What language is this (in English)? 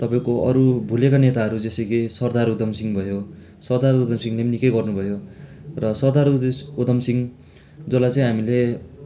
Nepali